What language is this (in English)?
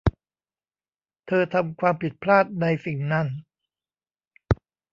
Thai